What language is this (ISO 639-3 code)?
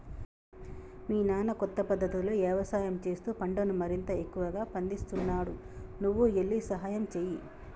tel